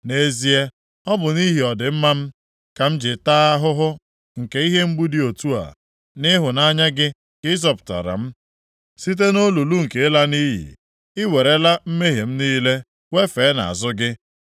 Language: Igbo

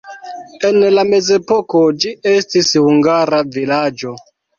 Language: Esperanto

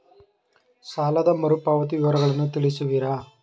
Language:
Kannada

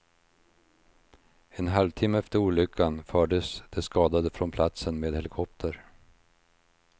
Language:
Swedish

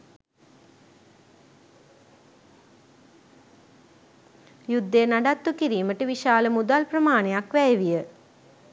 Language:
Sinhala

